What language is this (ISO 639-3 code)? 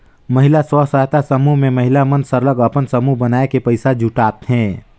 hne